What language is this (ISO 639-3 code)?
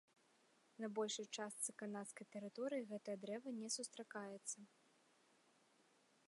bel